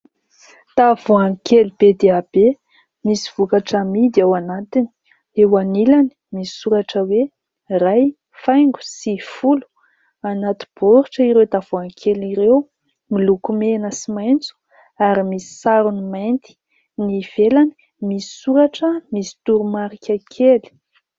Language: Malagasy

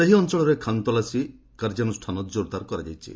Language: Odia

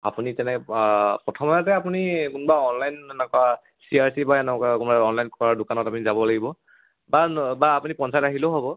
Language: Assamese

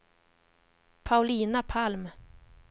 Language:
Swedish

